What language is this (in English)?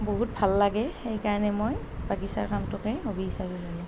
Assamese